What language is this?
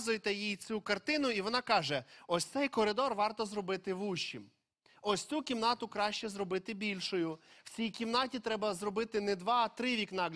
Ukrainian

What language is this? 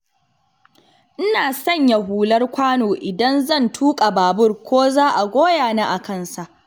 Hausa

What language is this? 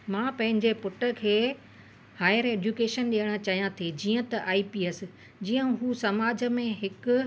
Sindhi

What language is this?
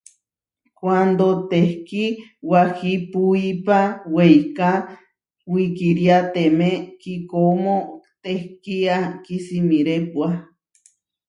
Huarijio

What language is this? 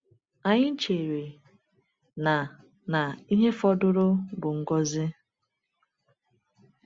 Igbo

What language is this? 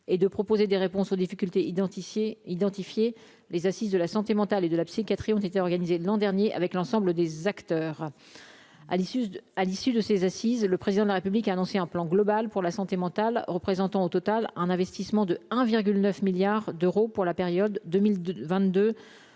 French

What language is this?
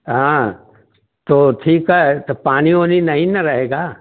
Hindi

